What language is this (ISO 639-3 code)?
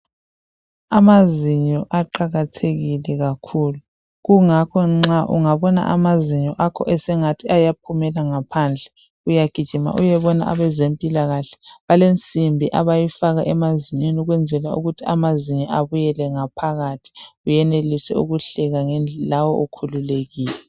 nde